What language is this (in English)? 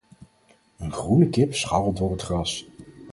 Dutch